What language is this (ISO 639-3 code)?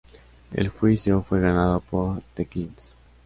spa